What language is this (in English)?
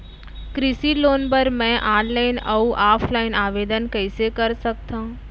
Chhattisgarhi